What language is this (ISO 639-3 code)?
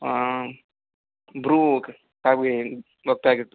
tel